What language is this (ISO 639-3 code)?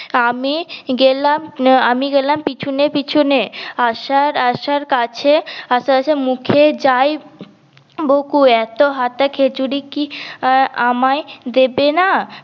ben